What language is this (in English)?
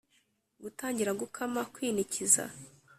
Kinyarwanda